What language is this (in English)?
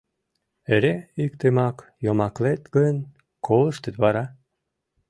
Mari